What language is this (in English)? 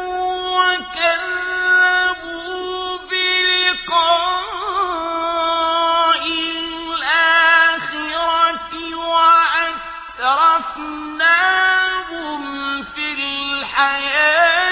Arabic